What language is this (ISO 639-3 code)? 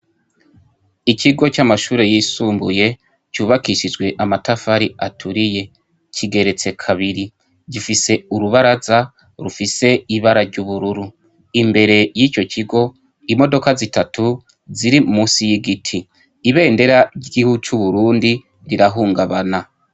run